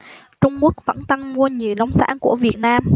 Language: Vietnamese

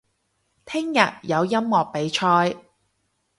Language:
Cantonese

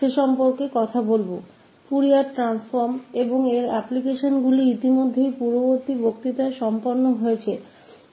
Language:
Hindi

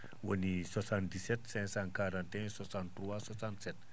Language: Fula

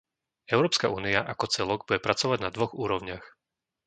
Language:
Slovak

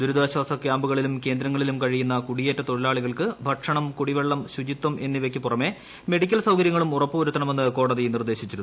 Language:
Malayalam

